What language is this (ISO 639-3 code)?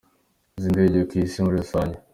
kin